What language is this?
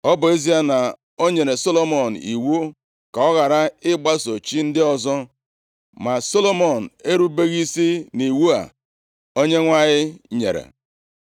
Igbo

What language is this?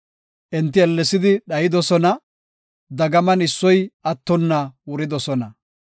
Gofa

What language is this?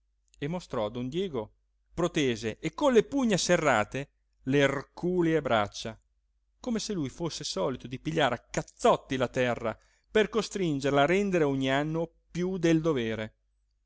Italian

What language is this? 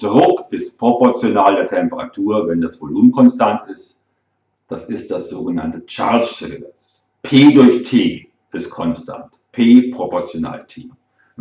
German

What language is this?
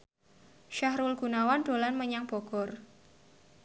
Javanese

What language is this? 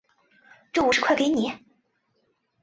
Chinese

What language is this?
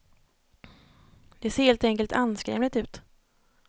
Swedish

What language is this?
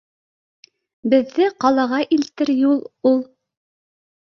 Bashkir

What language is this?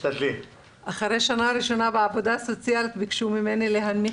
Hebrew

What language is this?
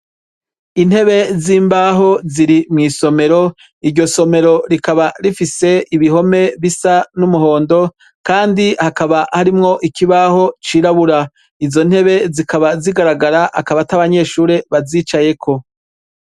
Rundi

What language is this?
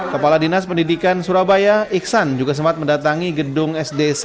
Indonesian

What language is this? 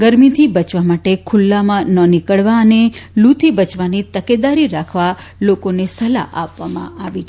Gujarati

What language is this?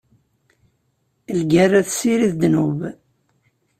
Kabyle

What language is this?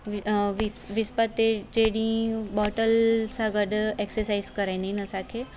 Sindhi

